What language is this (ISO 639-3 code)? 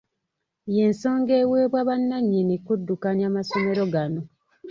lug